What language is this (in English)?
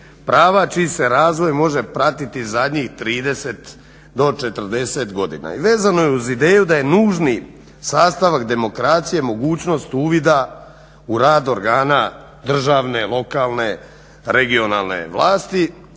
Croatian